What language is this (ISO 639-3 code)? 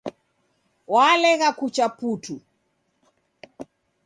dav